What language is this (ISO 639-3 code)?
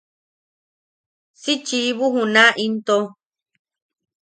yaq